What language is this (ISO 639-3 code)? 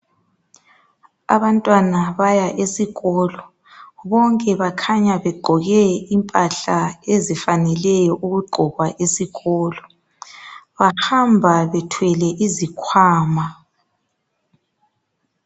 nde